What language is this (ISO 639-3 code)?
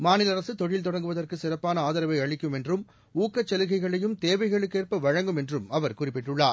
tam